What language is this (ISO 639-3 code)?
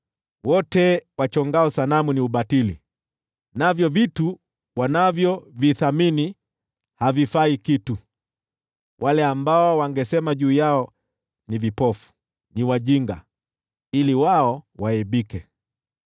swa